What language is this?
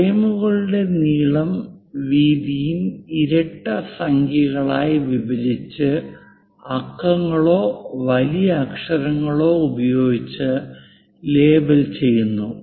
Malayalam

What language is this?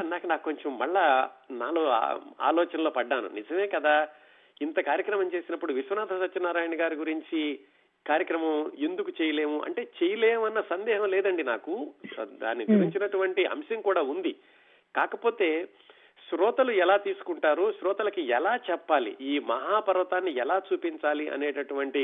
Telugu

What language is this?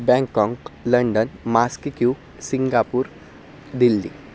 Sanskrit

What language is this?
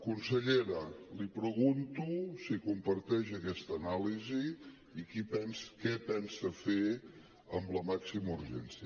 Catalan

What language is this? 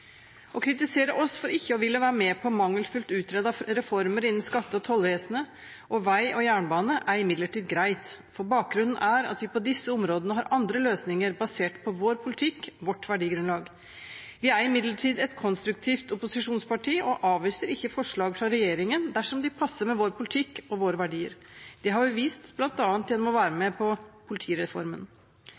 Norwegian Bokmål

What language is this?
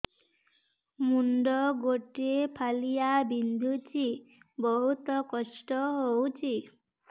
Odia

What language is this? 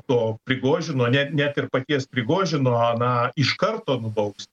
Lithuanian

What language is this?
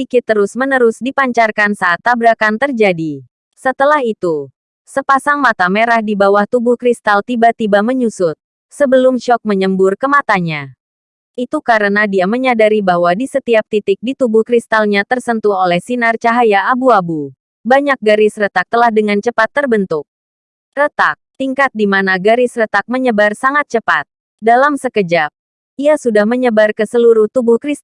Indonesian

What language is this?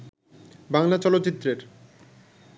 Bangla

